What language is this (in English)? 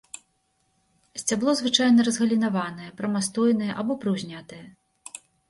Belarusian